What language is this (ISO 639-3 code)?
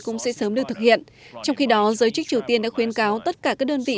vie